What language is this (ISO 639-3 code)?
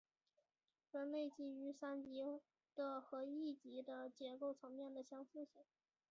zho